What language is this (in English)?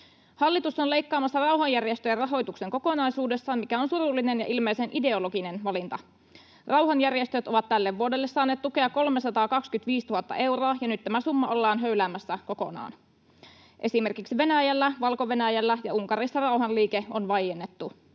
Finnish